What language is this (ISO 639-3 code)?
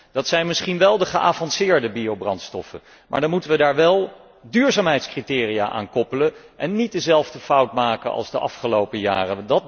nld